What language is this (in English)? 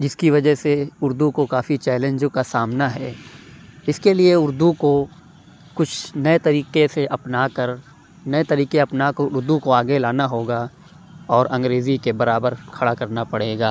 Urdu